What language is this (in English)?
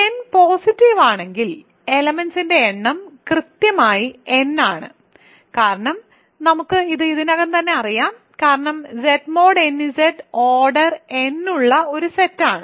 Malayalam